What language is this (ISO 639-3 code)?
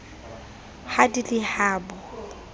sot